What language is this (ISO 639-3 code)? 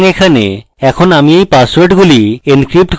ben